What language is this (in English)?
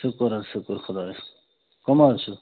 Kashmiri